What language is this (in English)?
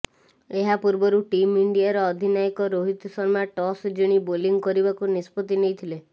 Odia